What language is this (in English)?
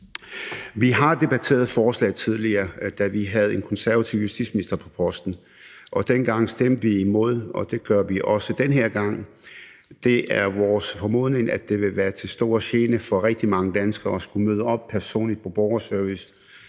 Danish